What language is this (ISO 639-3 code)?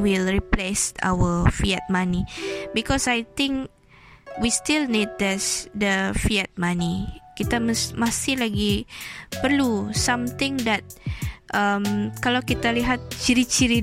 msa